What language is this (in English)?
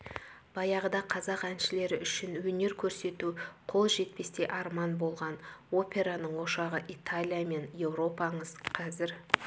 Kazakh